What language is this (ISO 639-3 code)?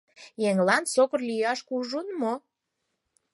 chm